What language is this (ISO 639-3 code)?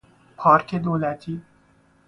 fas